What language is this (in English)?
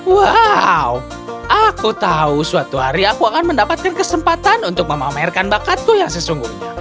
Indonesian